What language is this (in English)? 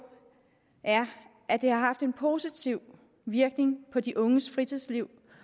Danish